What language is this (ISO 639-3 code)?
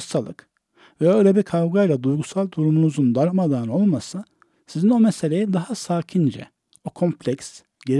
tur